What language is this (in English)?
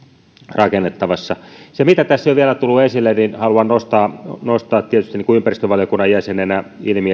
Finnish